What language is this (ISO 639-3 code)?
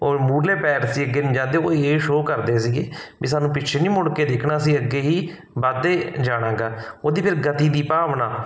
pan